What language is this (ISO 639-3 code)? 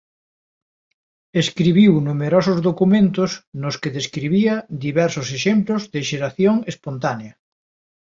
glg